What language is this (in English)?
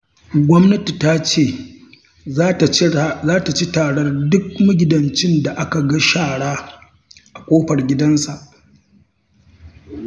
Hausa